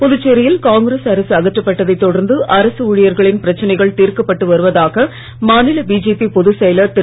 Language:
Tamil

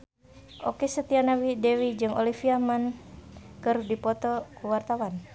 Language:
Sundanese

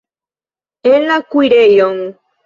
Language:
Esperanto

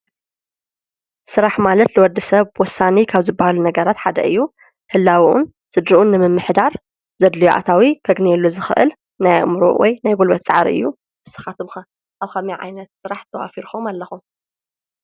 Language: Tigrinya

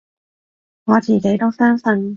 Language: Cantonese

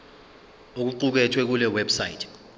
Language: Zulu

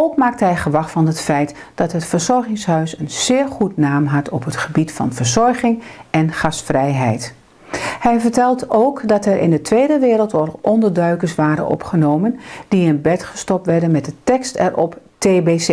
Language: Dutch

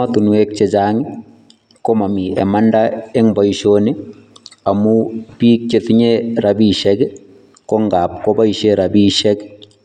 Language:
Kalenjin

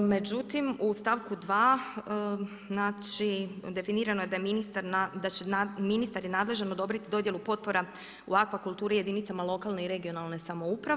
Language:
Croatian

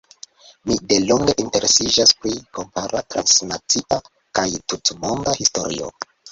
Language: Esperanto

